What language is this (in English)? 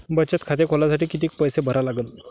Marathi